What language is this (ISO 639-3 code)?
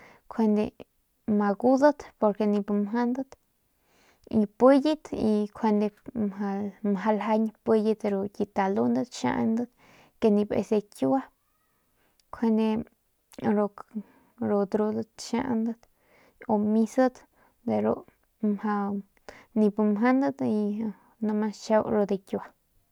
pmq